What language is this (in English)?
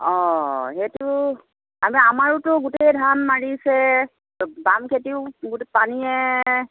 Assamese